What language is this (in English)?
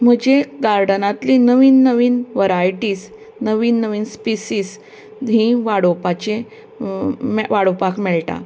Konkani